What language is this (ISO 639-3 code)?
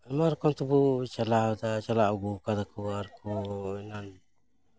sat